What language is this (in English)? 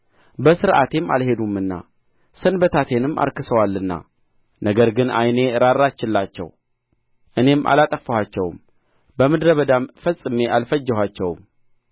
Amharic